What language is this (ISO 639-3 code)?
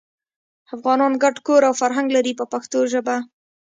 pus